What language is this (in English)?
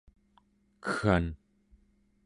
Central Yupik